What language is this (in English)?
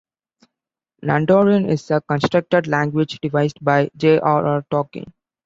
English